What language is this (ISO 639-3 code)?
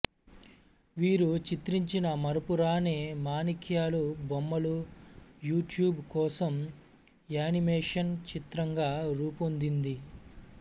tel